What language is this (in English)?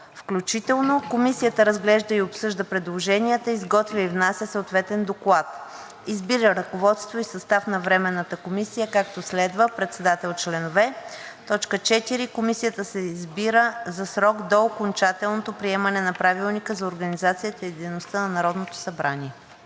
Bulgarian